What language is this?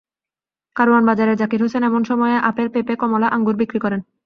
Bangla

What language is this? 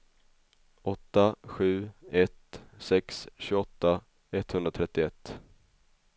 Swedish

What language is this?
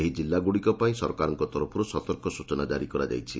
Odia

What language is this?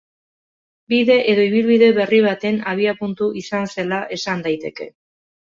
Basque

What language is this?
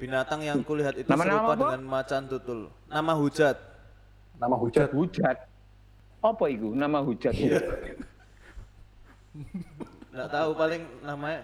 Indonesian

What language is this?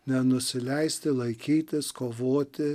Lithuanian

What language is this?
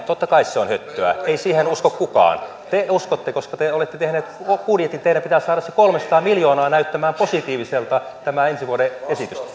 Finnish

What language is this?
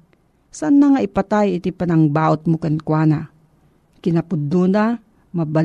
Filipino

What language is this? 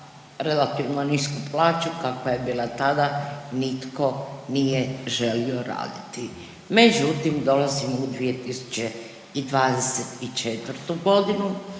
Croatian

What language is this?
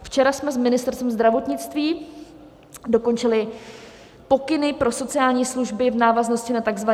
Czech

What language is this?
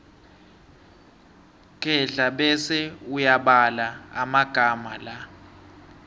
South Ndebele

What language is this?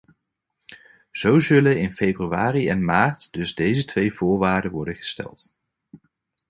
Dutch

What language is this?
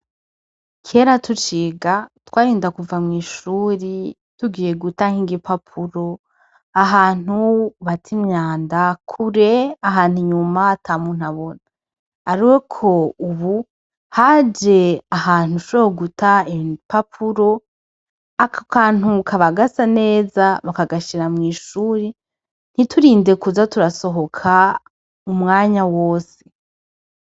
Rundi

